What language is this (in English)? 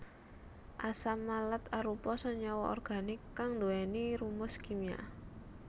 Javanese